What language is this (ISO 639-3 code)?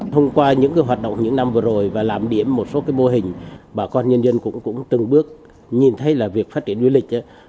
vie